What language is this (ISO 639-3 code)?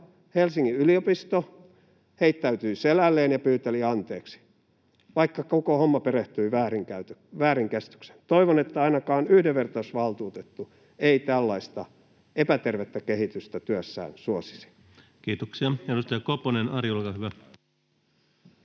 fin